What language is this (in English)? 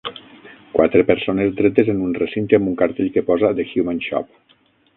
Catalan